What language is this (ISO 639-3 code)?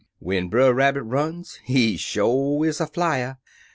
eng